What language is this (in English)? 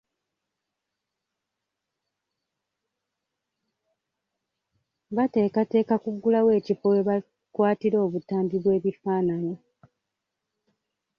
Ganda